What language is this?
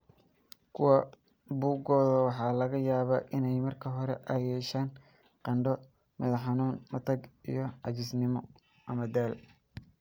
Somali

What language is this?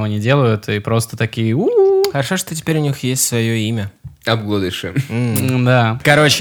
Russian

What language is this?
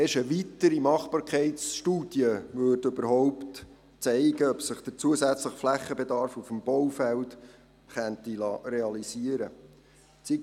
Swiss German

